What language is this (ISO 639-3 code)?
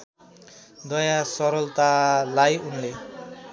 nep